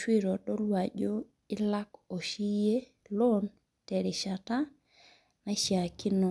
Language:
Masai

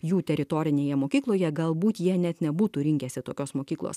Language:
Lithuanian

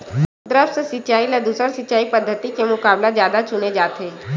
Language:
Chhattisgarhi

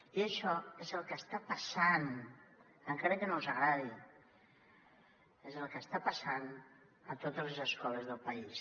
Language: Catalan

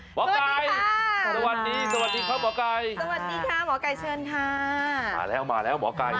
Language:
Thai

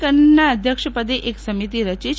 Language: Gujarati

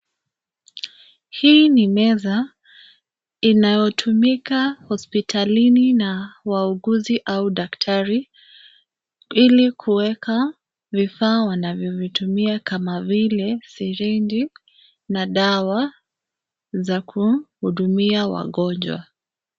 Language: Swahili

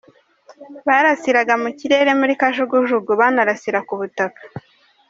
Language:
Kinyarwanda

